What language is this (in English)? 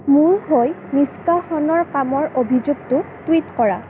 Assamese